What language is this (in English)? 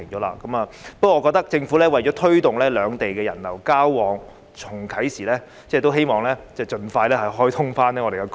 Cantonese